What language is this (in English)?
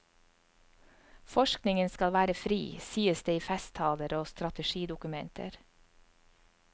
Norwegian